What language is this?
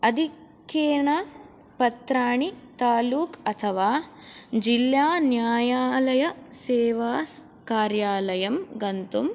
Sanskrit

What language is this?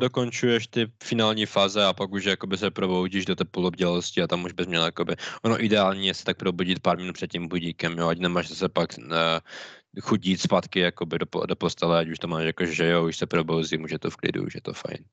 Czech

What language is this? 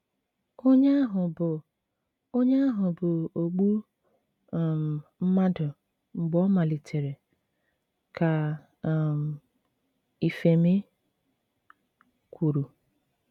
Igbo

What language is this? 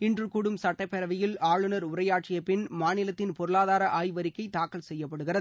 Tamil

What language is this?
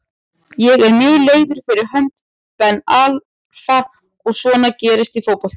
Icelandic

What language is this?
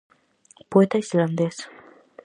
Galician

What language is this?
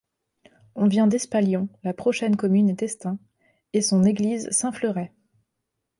French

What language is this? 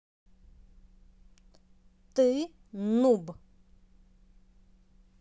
Russian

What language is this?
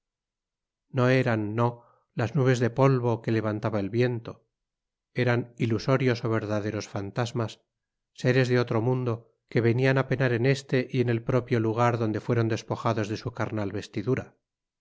Spanish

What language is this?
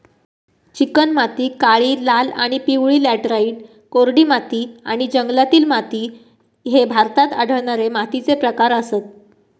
Marathi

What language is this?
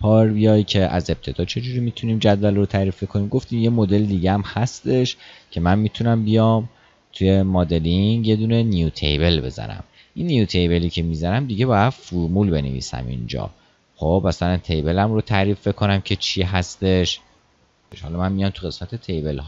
Persian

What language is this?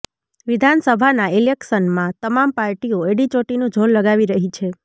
Gujarati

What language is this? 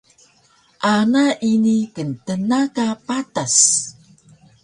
Taroko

